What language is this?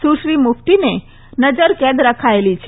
Gujarati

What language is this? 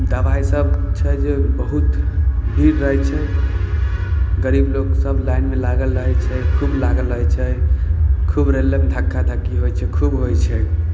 Maithili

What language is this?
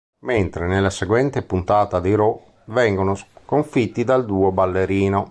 Italian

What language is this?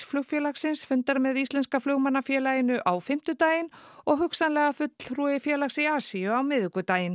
Icelandic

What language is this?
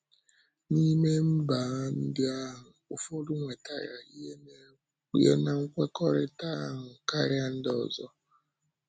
Igbo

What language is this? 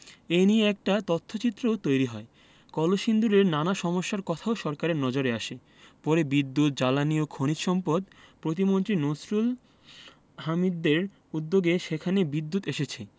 Bangla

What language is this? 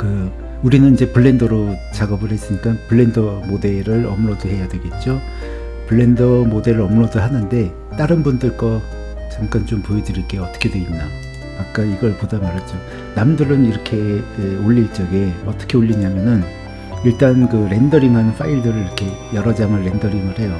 Korean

